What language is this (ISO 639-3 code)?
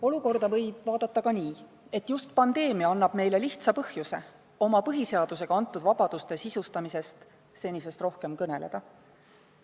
est